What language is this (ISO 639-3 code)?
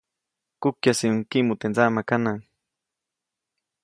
zoc